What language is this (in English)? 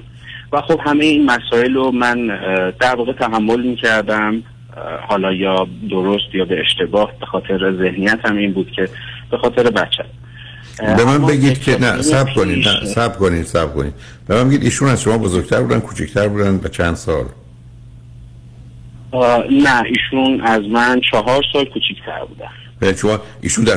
Persian